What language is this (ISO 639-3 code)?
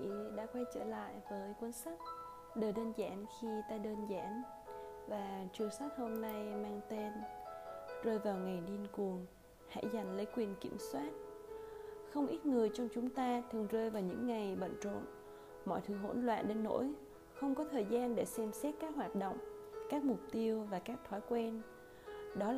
vie